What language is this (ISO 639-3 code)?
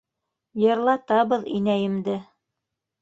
bak